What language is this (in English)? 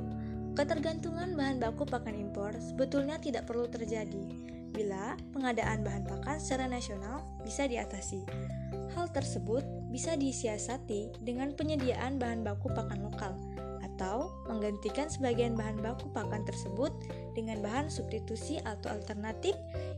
Indonesian